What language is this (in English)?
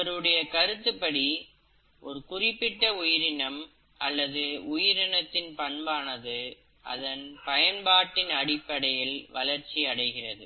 Tamil